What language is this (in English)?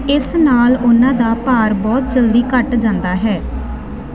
Punjabi